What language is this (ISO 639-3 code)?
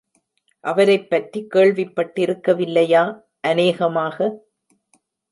tam